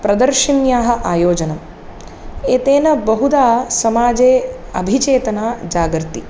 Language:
Sanskrit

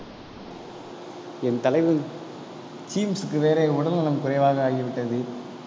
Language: Tamil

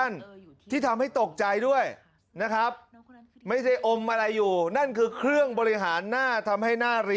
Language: Thai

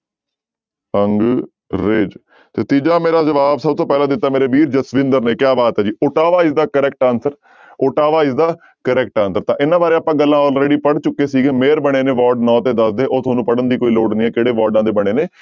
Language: Punjabi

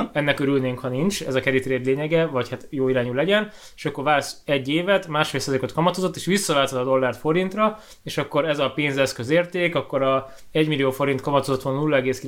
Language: Hungarian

